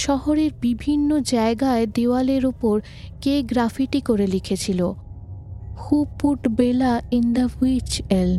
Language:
Bangla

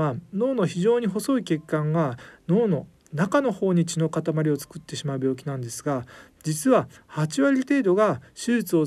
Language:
Japanese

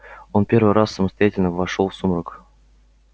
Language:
Russian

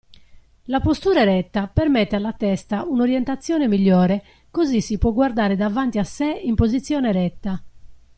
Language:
Italian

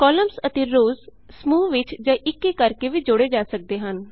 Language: Punjabi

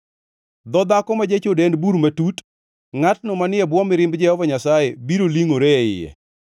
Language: Luo (Kenya and Tanzania)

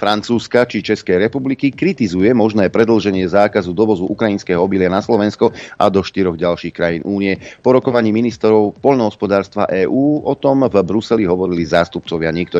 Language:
Slovak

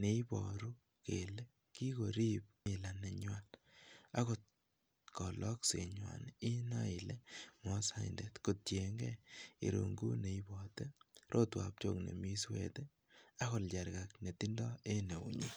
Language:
Kalenjin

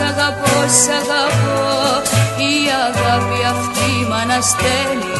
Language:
Greek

